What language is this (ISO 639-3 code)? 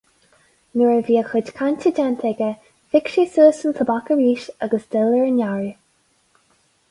gle